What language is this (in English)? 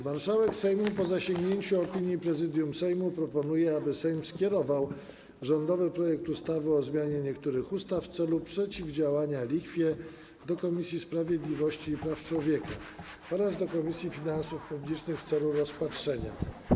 Polish